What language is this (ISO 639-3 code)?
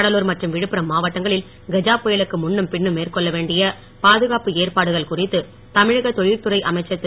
tam